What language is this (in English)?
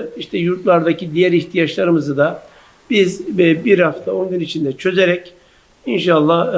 Turkish